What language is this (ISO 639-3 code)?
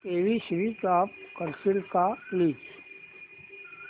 mar